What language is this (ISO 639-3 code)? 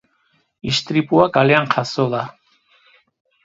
eus